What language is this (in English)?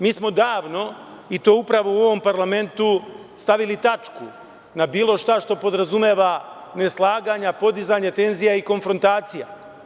Serbian